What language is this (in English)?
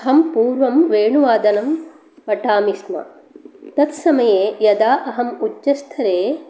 Sanskrit